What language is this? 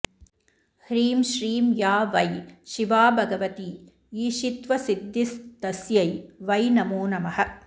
Sanskrit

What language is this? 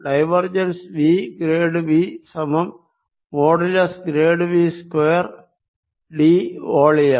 Malayalam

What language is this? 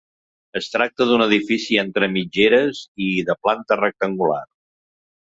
Catalan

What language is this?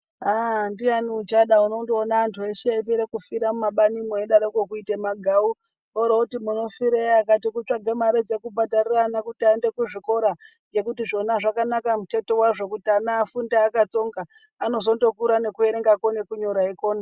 Ndau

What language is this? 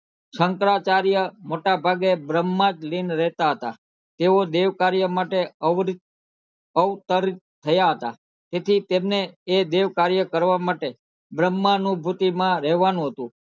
Gujarati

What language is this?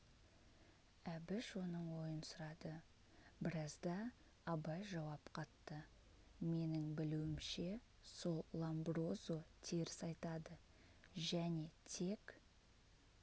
Kazakh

